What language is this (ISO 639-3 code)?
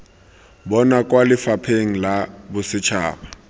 tsn